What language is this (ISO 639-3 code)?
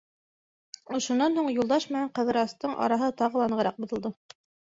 bak